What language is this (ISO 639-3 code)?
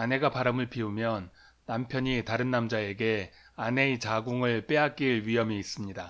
kor